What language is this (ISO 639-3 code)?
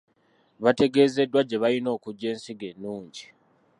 lug